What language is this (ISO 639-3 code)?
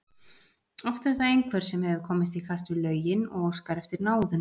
isl